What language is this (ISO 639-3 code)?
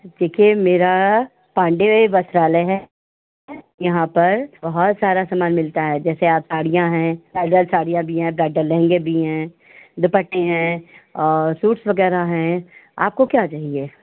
hin